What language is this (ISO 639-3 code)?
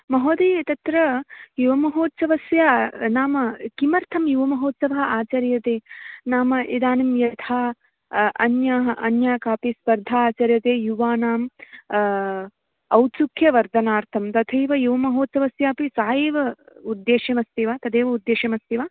san